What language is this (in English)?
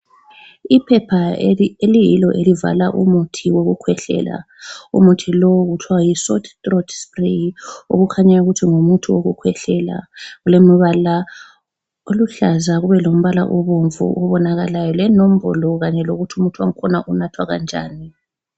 North Ndebele